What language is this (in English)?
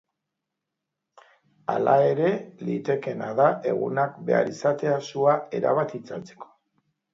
Basque